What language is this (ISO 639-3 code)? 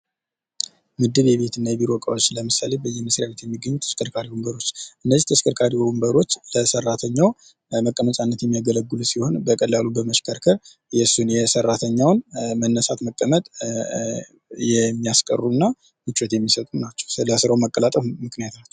amh